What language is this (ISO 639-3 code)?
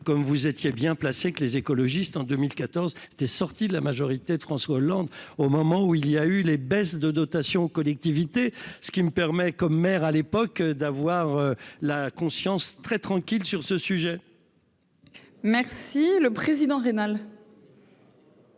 fra